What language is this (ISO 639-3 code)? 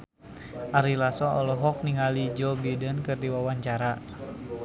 sun